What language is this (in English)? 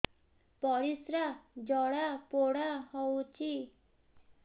Odia